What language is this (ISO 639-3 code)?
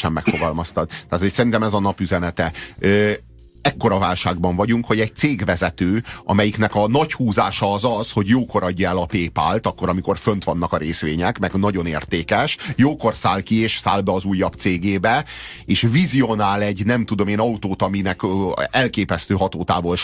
hun